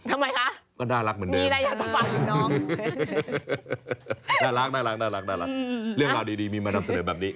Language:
Thai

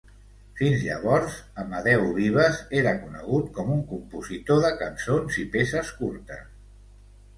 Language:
Catalan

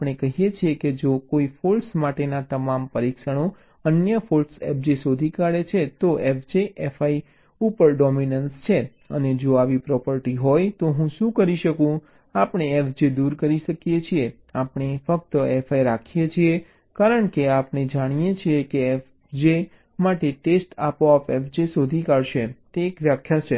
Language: Gujarati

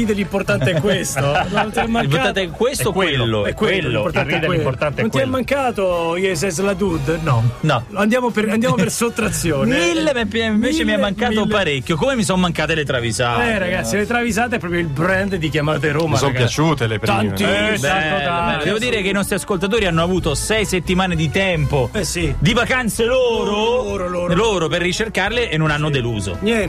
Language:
Italian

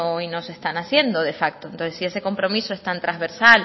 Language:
Spanish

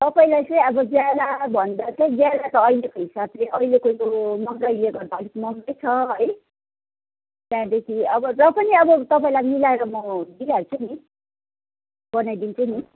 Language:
Nepali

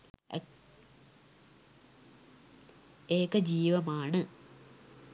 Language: Sinhala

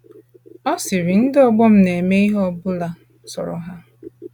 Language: Igbo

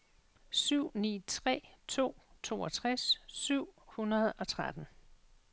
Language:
Danish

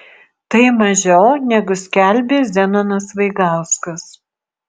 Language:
Lithuanian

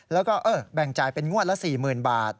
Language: Thai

